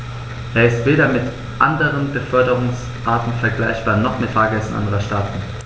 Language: German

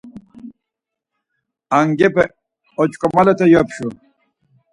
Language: Laz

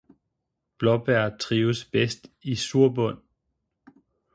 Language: Danish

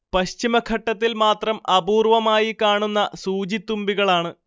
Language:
Malayalam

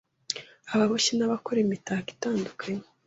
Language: Kinyarwanda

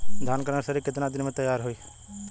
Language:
Bhojpuri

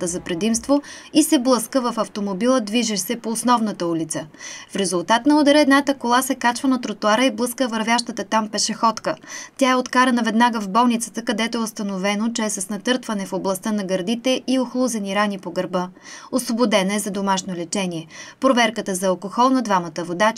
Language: Bulgarian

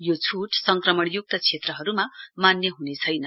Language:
Nepali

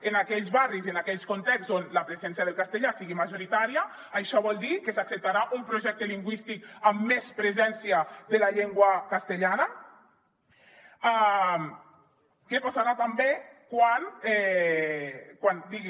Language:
Catalan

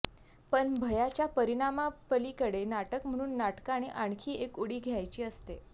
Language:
Marathi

